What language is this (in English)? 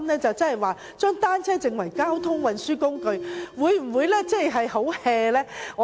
Cantonese